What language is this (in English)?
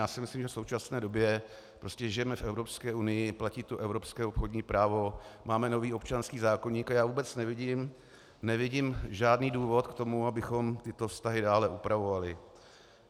Czech